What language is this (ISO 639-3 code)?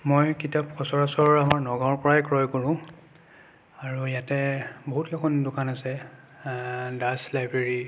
asm